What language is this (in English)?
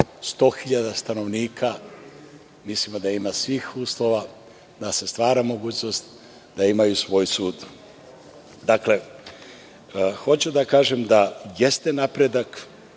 Serbian